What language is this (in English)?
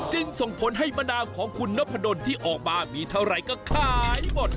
Thai